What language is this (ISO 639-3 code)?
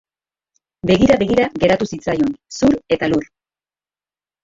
eus